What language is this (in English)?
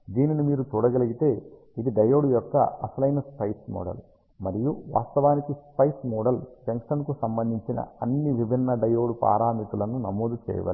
Telugu